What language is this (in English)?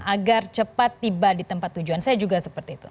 Indonesian